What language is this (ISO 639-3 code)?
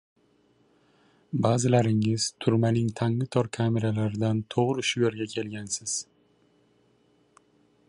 uzb